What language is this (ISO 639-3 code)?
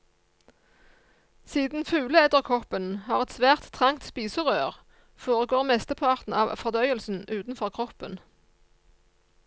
nor